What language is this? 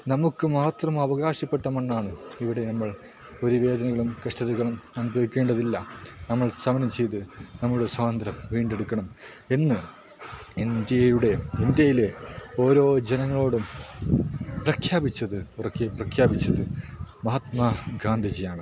Malayalam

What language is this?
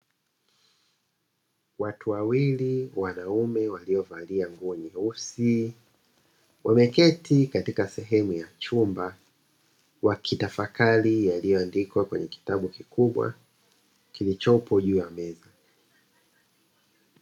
Swahili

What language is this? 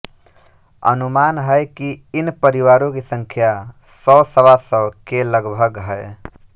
Hindi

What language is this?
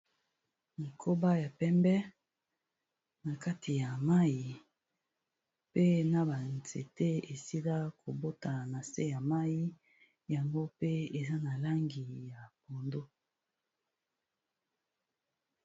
Lingala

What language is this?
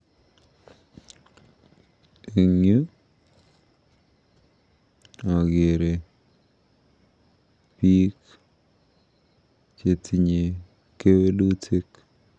Kalenjin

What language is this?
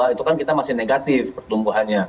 Indonesian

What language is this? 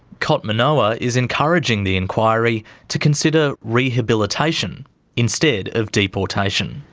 English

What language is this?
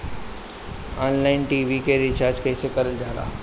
Bhojpuri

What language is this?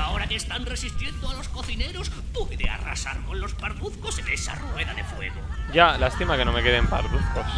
Spanish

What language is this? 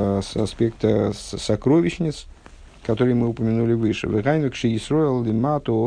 Russian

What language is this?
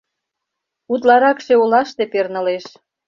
Mari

